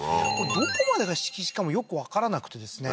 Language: Japanese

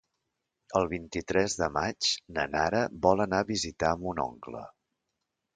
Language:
Catalan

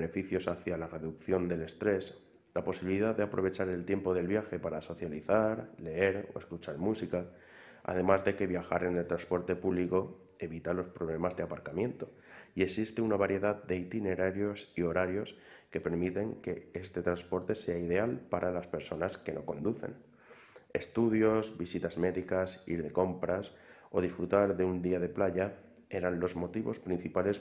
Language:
Spanish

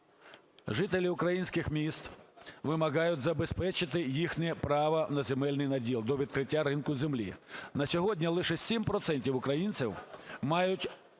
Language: Ukrainian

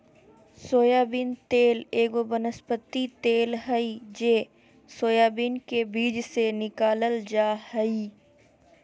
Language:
Magahi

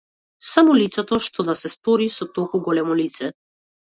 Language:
Macedonian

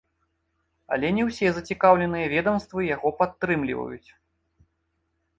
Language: Belarusian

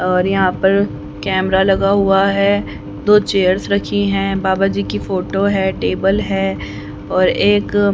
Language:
Hindi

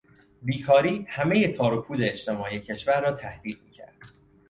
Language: Persian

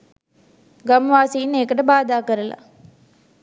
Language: Sinhala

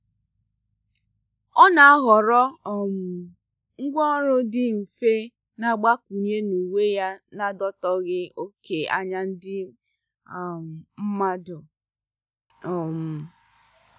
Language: Igbo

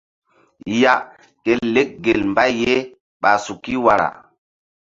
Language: Mbum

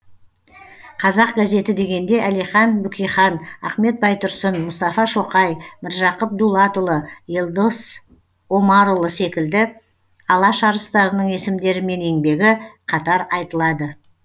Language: Kazakh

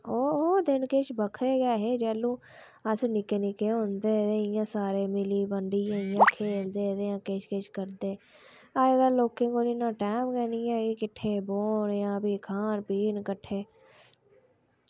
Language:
Dogri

